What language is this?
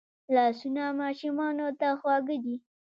Pashto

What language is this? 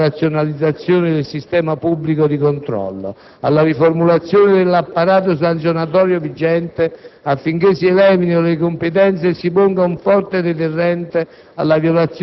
Italian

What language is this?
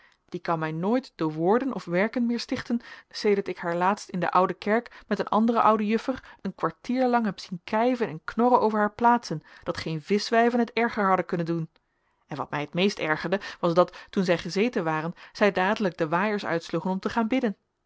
Dutch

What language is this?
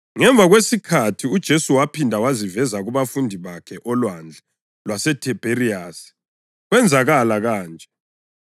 North Ndebele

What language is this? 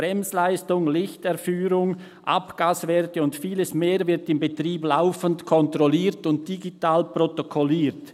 Swiss German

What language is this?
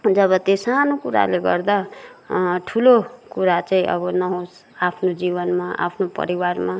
Nepali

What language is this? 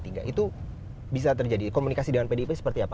Indonesian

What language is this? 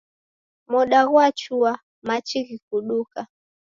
Taita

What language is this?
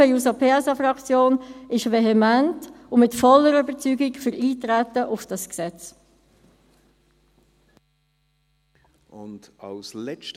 Swiss German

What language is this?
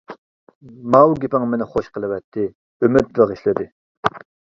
Uyghur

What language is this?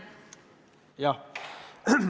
Estonian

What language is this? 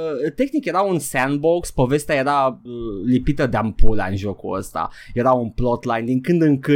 Romanian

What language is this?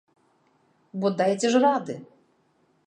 Belarusian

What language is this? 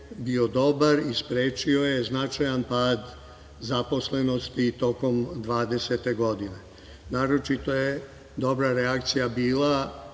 Serbian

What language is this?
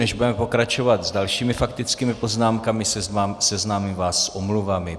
Czech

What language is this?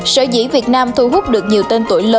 Vietnamese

